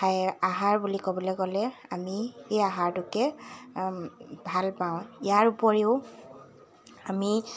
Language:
Assamese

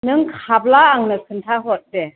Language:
Bodo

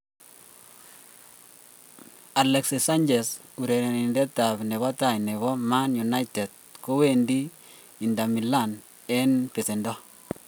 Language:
Kalenjin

